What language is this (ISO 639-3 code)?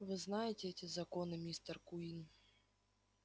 rus